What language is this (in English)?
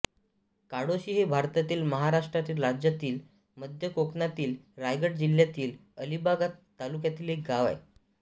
Marathi